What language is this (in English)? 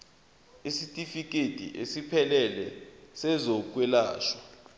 Zulu